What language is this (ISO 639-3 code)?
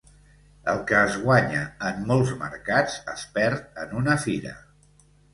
cat